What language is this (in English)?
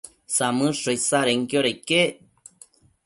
Matsés